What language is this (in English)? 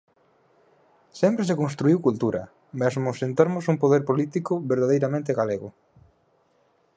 Galician